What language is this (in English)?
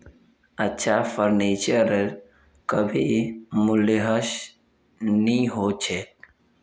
Magahi